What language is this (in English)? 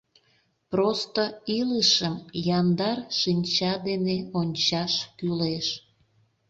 Mari